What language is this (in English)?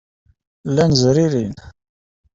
Kabyle